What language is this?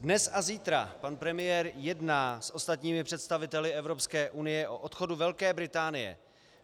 Czech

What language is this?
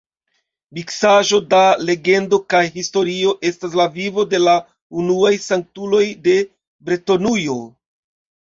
Esperanto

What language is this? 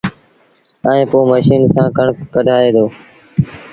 Sindhi Bhil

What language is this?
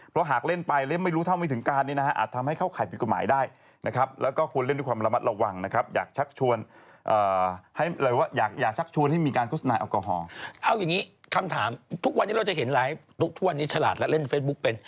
Thai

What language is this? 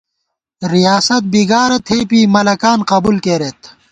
Gawar-Bati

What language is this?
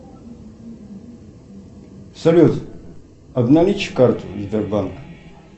Russian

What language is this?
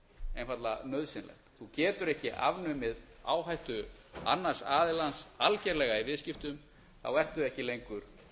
Icelandic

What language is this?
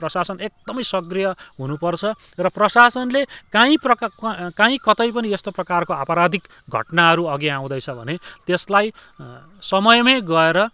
Nepali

